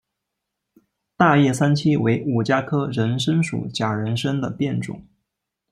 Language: Chinese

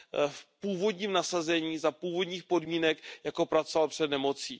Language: Czech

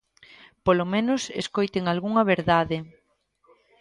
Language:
Galician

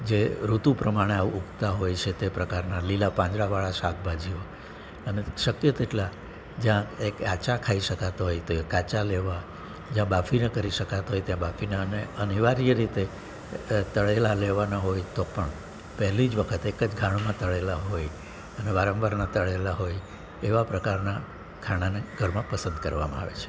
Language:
Gujarati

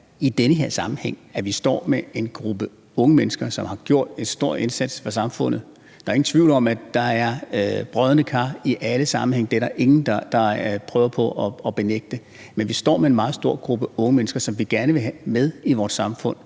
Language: Danish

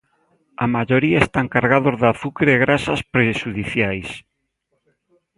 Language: Galician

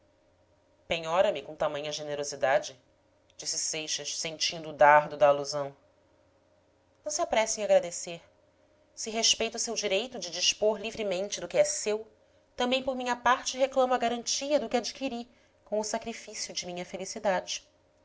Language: Portuguese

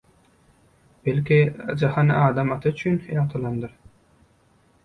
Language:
Turkmen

